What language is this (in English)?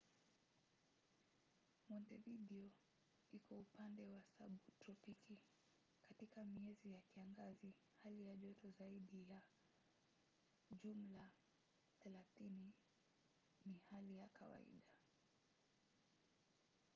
Swahili